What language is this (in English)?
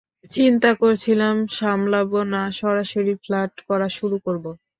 Bangla